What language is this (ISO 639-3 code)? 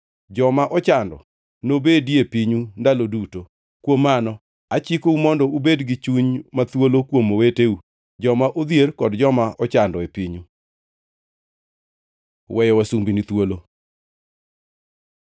luo